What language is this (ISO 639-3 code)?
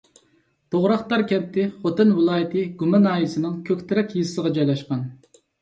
uig